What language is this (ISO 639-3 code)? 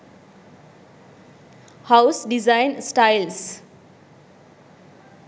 sin